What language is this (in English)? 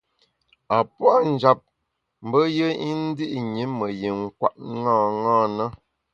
Bamun